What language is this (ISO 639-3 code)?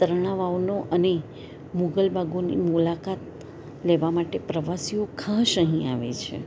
guj